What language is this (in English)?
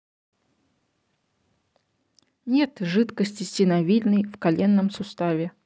Russian